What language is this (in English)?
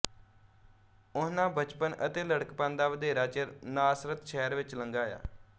Punjabi